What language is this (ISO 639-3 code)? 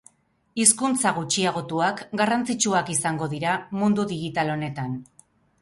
eus